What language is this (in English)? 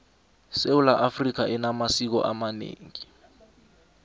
South Ndebele